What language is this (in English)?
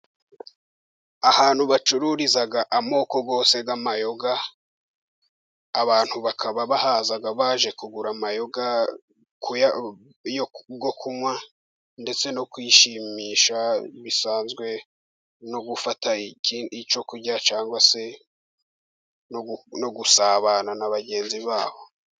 Kinyarwanda